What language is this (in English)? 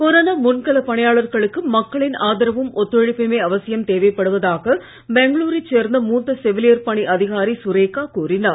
Tamil